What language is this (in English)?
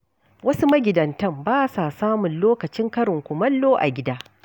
Hausa